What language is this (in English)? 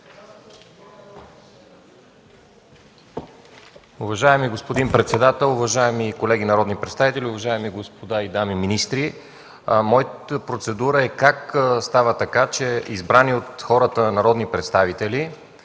Bulgarian